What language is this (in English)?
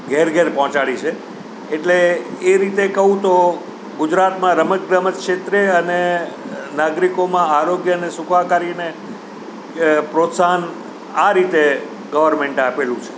Gujarati